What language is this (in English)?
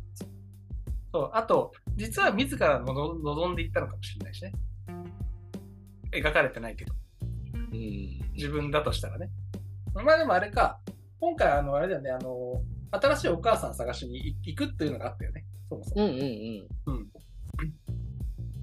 Japanese